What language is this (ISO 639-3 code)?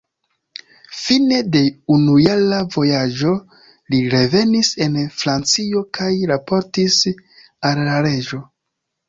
epo